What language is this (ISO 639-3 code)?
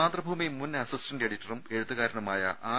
mal